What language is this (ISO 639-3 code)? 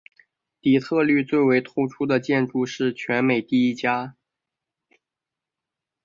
zho